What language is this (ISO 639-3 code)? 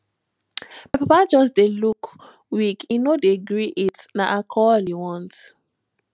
pcm